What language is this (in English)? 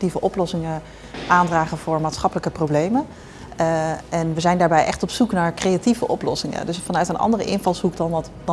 Dutch